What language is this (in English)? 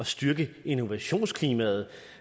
Danish